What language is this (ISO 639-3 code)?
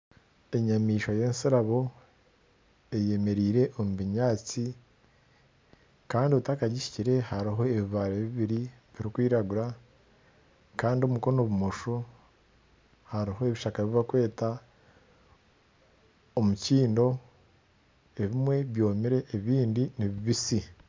nyn